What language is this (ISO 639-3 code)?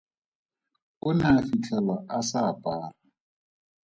tsn